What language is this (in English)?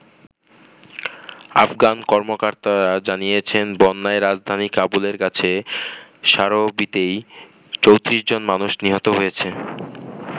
Bangla